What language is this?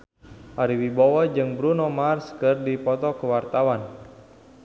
Sundanese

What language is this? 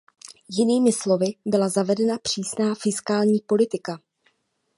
Czech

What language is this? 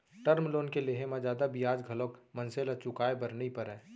Chhattisgarhi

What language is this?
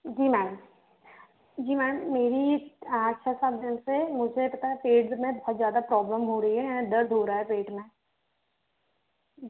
Hindi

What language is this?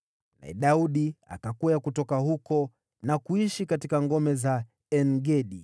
Swahili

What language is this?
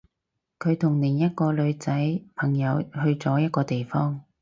Cantonese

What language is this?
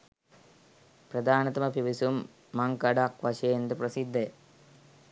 Sinhala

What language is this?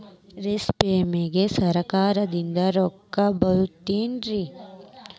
Kannada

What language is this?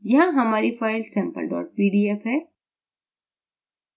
Hindi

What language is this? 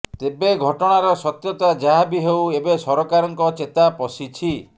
Odia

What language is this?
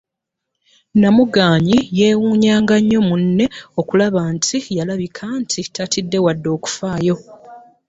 Ganda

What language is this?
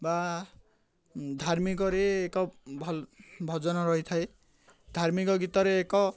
Odia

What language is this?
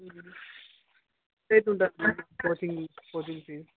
Telugu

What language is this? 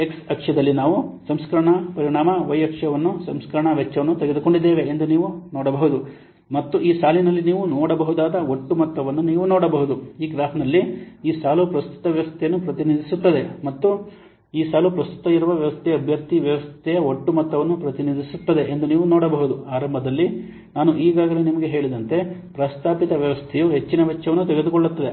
Kannada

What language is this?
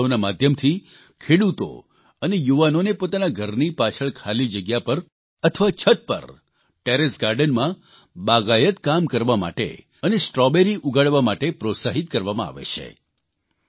Gujarati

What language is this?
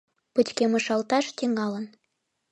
Mari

